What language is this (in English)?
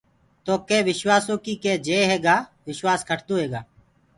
Gurgula